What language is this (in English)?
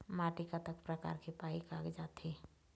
Chhattisgarhi